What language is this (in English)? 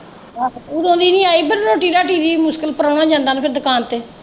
Punjabi